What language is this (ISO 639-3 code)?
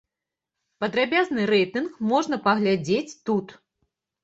bel